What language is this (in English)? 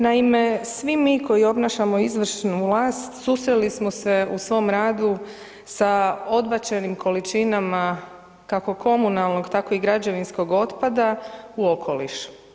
Croatian